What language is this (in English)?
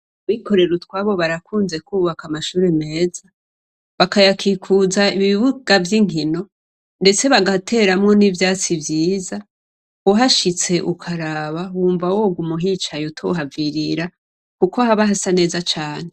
Rundi